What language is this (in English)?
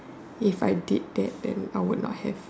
English